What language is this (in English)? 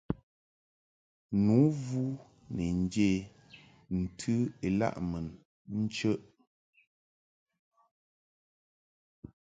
Mungaka